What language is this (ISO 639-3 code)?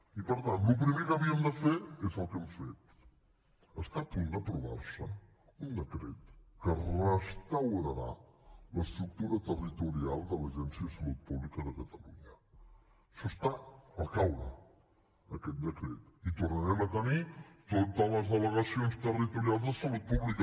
cat